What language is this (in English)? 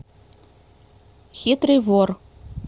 Russian